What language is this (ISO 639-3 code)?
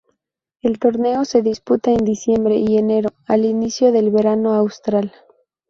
spa